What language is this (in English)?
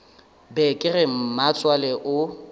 Northern Sotho